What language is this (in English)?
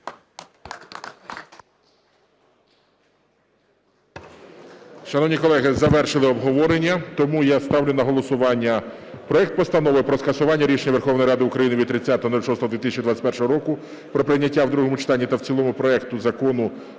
Ukrainian